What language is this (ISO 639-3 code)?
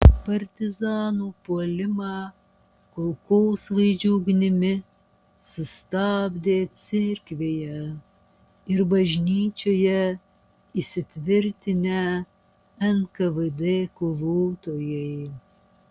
lit